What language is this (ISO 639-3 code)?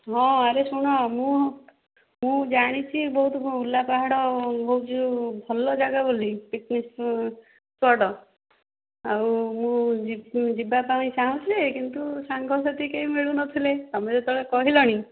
ori